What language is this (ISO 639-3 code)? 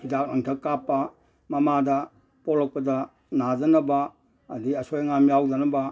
mni